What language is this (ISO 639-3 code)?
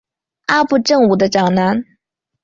zho